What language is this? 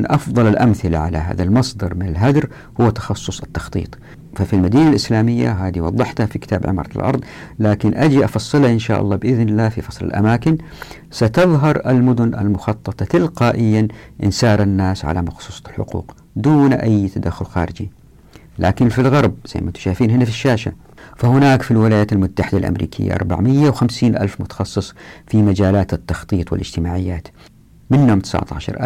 Arabic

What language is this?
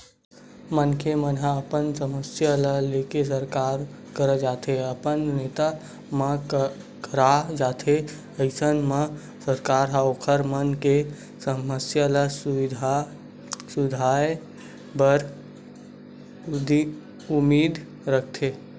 Chhattisgarhi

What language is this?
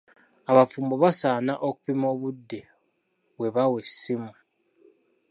Ganda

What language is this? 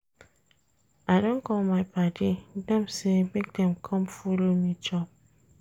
Nigerian Pidgin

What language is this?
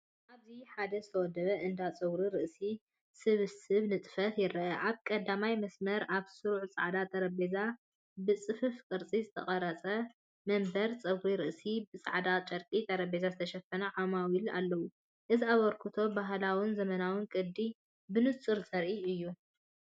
Tigrinya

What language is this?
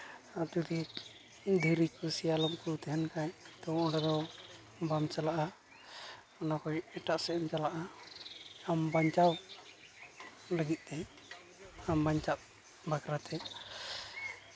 Santali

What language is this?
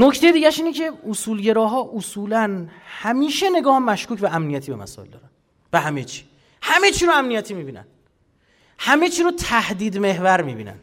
Persian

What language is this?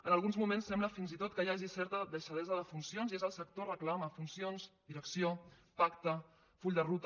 Catalan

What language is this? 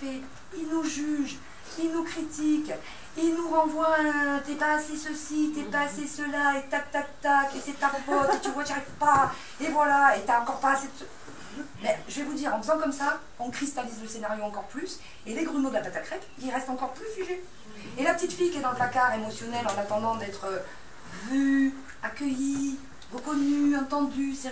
French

